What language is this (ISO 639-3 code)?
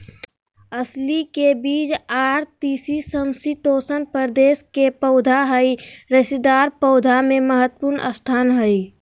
mag